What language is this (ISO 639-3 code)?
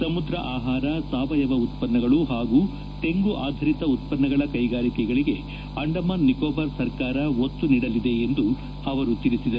kan